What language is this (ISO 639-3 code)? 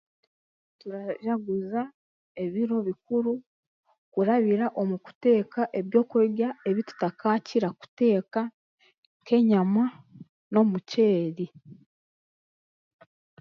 cgg